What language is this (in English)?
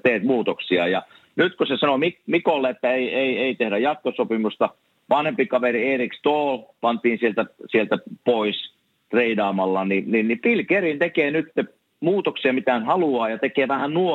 Finnish